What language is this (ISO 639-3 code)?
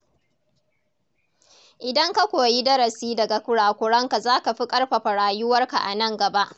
hau